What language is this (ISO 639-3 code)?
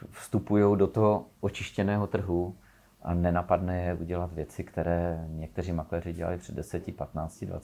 ces